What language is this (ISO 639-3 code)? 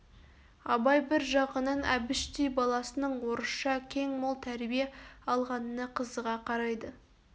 kaz